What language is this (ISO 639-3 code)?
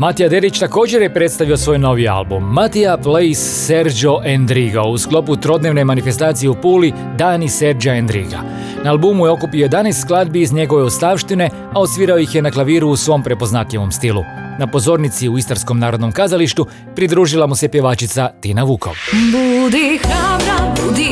hrv